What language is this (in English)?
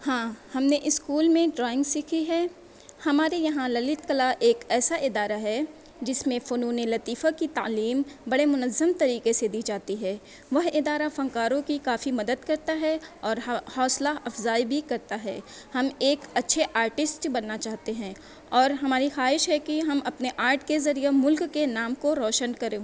Urdu